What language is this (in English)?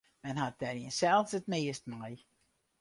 Western Frisian